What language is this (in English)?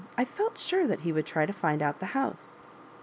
English